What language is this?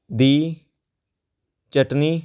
Punjabi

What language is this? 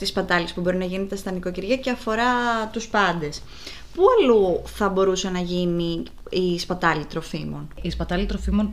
Greek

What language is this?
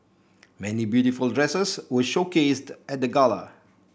English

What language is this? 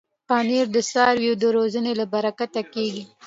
Pashto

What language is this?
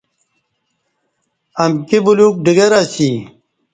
Kati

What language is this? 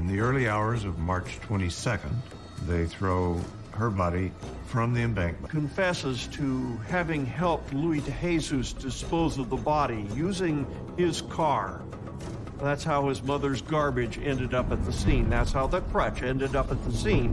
English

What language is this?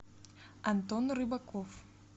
Russian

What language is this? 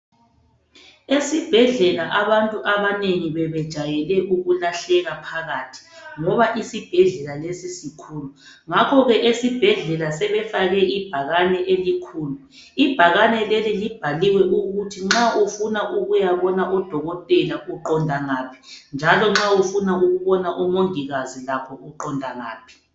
North Ndebele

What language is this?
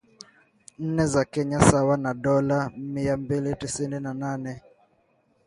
Swahili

